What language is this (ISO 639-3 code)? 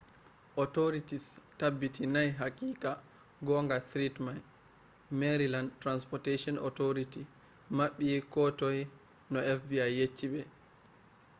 ful